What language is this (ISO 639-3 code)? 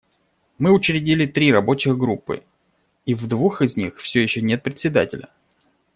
rus